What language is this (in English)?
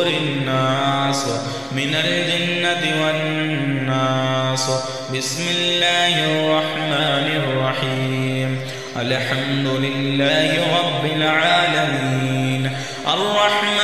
Arabic